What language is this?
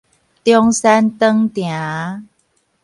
Min Nan Chinese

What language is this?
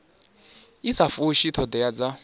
Venda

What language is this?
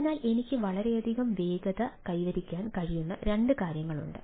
Malayalam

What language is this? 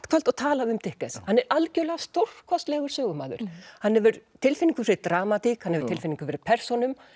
Icelandic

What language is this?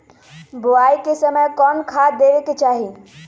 Magahi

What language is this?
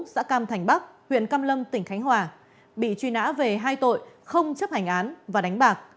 Vietnamese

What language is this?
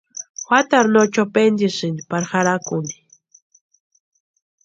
Western Highland Purepecha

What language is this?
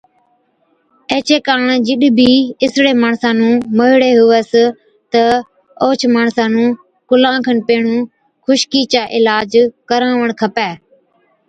Od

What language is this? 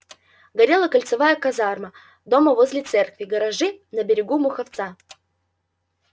Russian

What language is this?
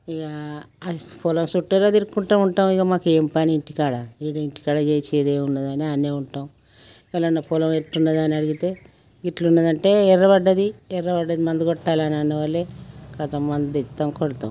Telugu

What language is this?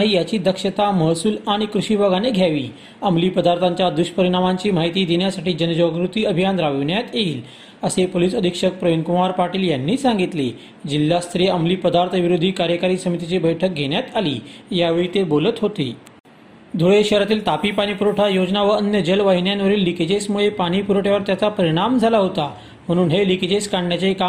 Marathi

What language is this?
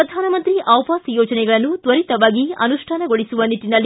Kannada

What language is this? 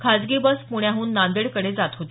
Marathi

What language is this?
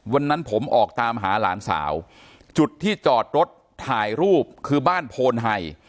Thai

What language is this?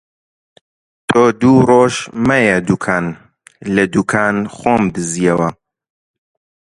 Central Kurdish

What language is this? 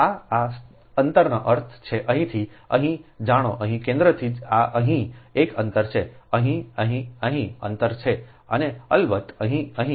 Gujarati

